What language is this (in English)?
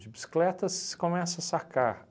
Portuguese